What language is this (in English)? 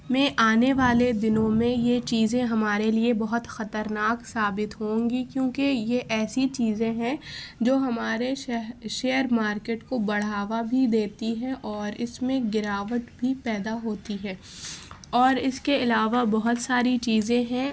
Urdu